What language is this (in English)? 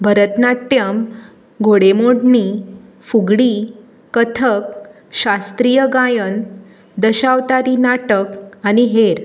Konkani